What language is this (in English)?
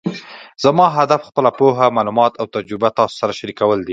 Pashto